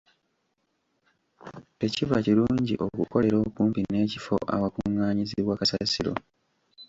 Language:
Ganda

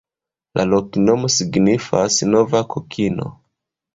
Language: Esperanto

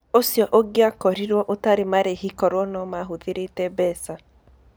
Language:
Kikuyu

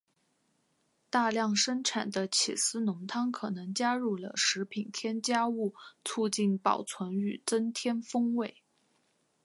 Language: Chinese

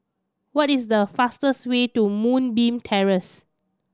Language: English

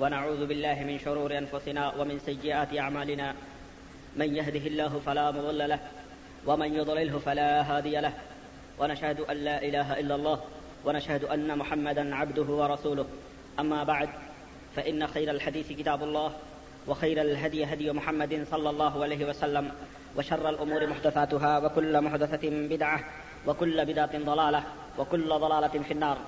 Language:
Urdu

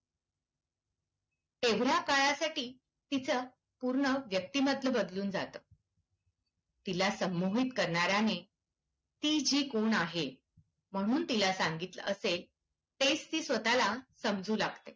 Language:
Marathi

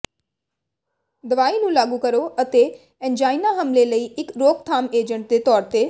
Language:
Punjabi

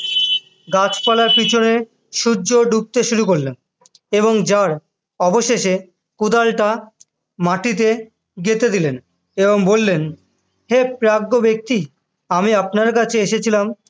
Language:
Bangla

